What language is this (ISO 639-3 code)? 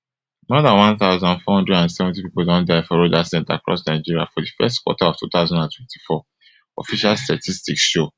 pcm